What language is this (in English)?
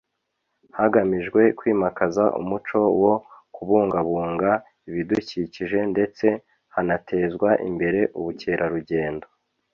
Kinyarwanda